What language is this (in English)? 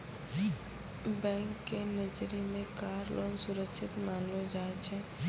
Maithili